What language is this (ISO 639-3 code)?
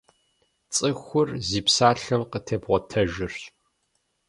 kbd